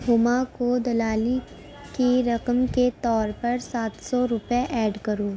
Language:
Urdu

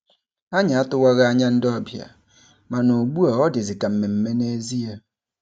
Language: Igbo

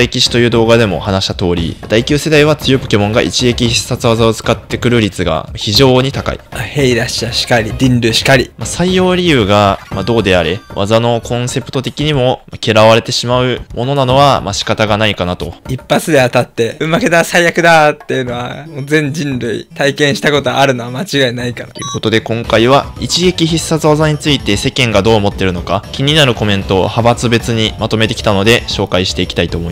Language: Japanese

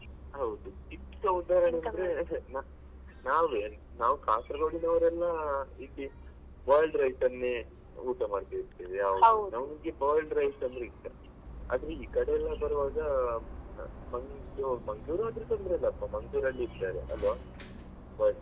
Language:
Kannada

